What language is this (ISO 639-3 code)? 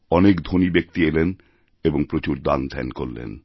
ben